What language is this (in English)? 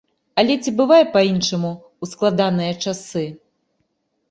Belarusian